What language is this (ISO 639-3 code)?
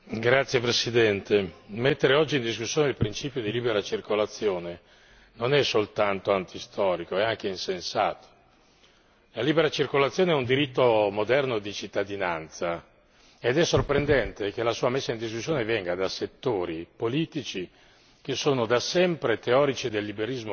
ita